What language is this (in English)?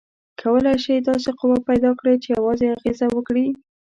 Pashto